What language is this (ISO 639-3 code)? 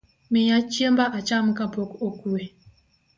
luo